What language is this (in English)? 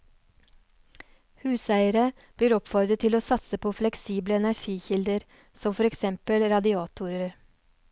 Norwegian